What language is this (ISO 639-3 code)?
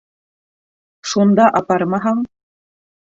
bak